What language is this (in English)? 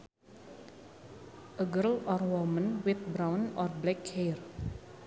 Sundanese